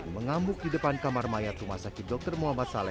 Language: Indonesian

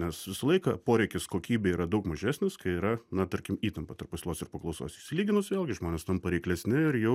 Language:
Lithuanian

